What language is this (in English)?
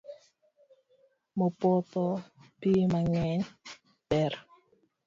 Luo (Kenya and Tanzania)